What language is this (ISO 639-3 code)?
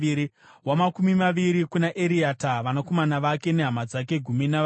sna